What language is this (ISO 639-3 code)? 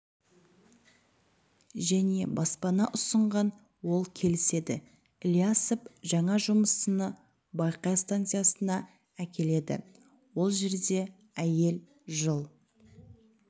kaz